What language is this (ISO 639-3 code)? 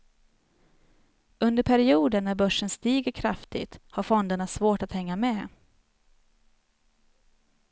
swe